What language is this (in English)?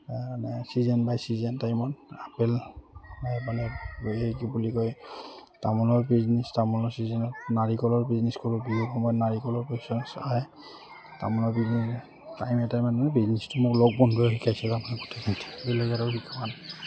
Assamese